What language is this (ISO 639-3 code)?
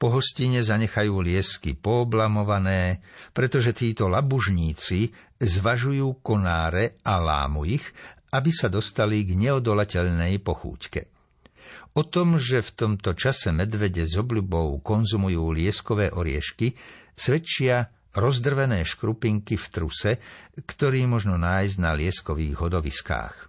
slk